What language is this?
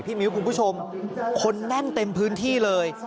Thai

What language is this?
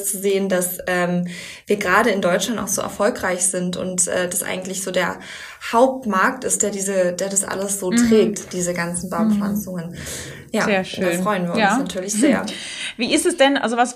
German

